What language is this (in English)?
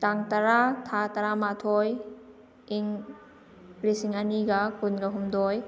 Manipuri